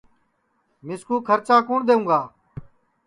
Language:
Sansi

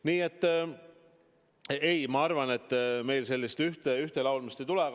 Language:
Estonian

